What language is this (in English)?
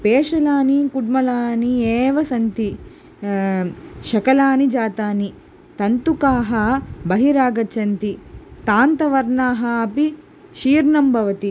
Sanskrit